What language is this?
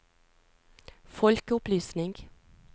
Norwegian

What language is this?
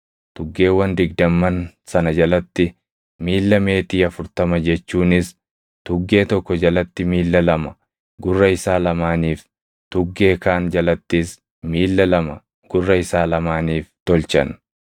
Oromo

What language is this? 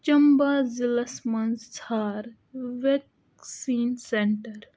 Kashmiri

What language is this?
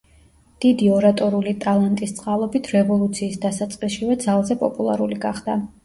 Georgian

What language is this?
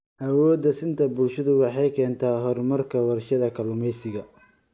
Somali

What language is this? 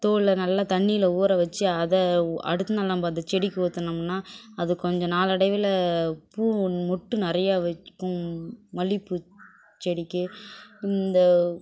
Tamil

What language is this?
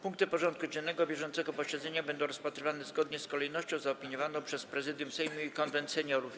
Polish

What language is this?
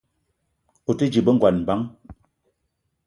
Eton (Cameroon)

